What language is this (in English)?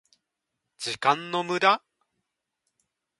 Japanese